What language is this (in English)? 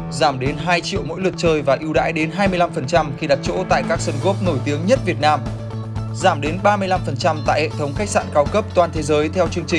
Vietnamese